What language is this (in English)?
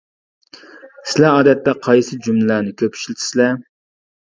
Uyghur